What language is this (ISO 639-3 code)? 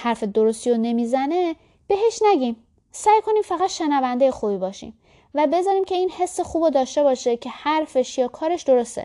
fas